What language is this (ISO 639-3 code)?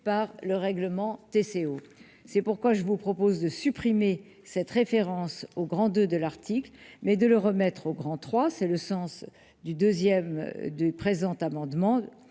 fra